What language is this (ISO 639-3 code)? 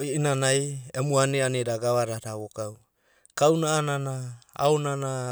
kbt